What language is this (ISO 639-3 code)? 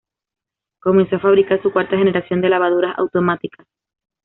spa